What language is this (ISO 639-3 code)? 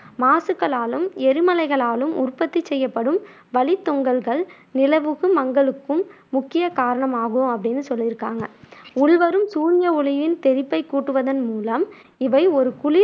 tam